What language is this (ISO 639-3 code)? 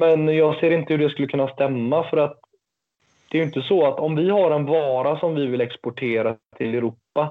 swe